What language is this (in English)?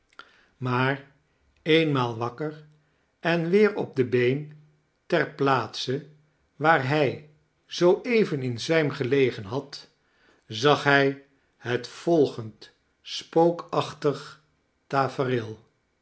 Dutch